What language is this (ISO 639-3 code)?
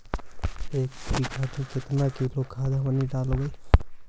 mag